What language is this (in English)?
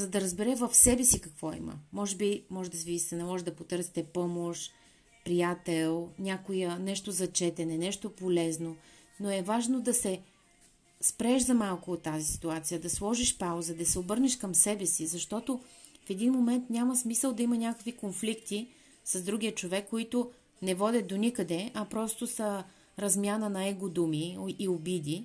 Bulgarian